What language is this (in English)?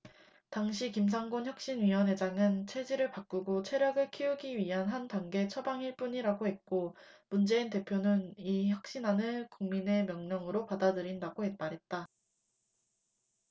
Korean